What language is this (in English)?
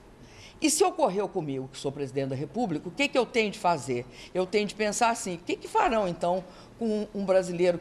Portuguese